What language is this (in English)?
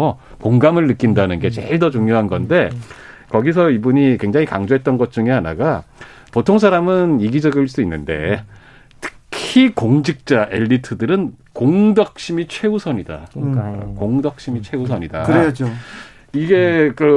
Korean